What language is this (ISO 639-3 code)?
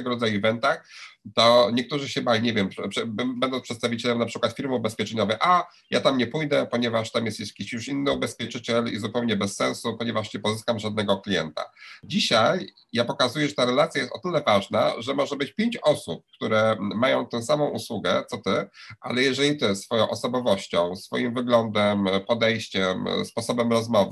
pol